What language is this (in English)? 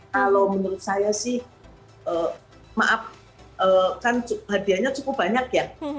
Indonesian